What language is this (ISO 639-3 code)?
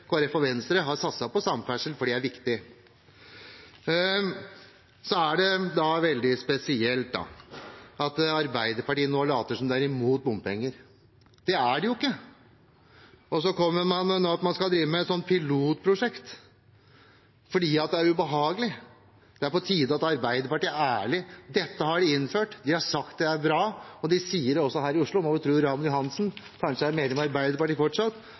nob